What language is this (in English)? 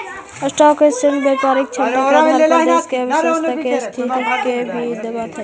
Magahi